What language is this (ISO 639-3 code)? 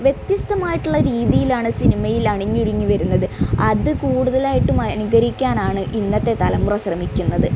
mal